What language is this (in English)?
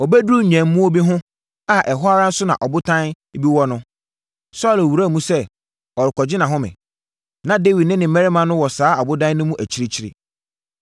Akan